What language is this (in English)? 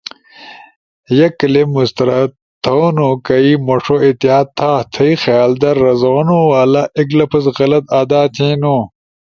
Ushojo